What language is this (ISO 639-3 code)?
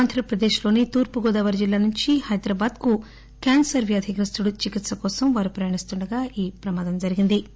tel